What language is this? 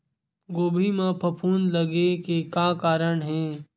Chhattisgarhi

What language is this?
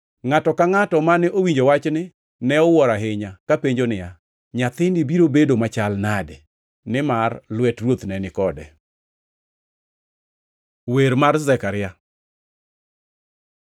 Luo (Kenya and Tanzania)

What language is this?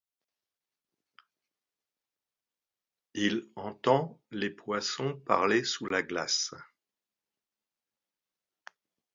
French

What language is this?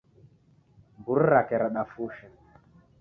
Taita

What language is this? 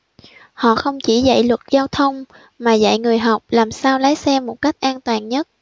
Vietnamese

